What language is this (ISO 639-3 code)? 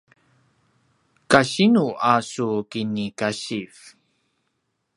pwn